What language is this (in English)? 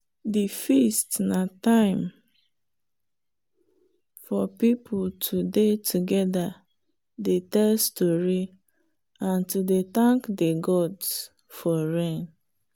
Nigerian Pidgin